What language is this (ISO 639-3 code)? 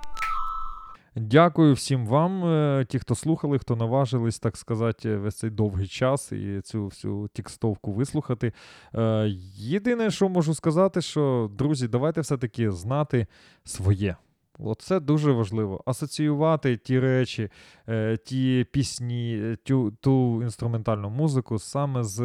ukr